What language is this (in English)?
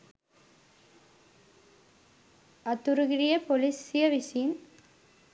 Sinhala